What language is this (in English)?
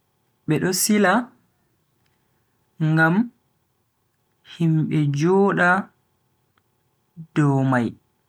Bagirmi Fulfulde